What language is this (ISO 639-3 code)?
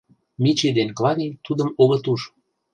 chm